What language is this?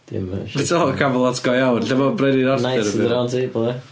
Welsh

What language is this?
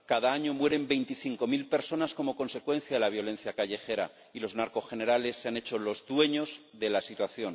Spanish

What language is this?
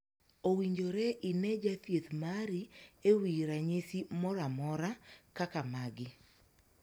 Luo (Kenya and Tanzania)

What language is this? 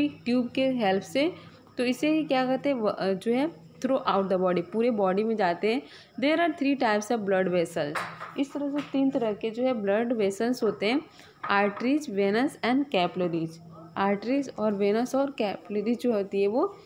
Hindi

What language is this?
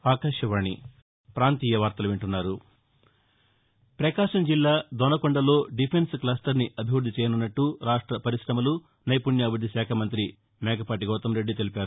Telugu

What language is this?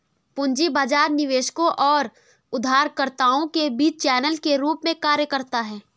Hindi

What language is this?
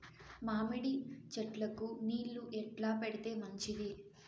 Telugu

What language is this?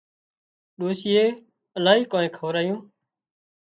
Wadiyara Koli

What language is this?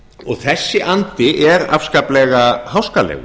Icelandic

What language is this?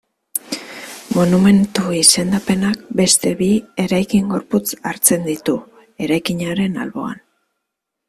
Basque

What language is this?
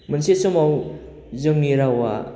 Bodo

